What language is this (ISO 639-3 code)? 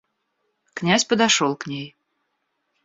rus